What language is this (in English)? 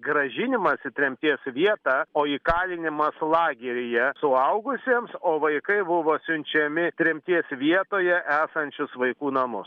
Lithuanian